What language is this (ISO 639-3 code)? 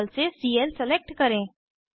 hin